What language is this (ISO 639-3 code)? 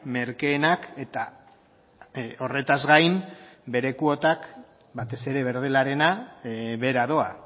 eus